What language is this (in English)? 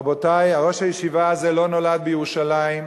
Hebrew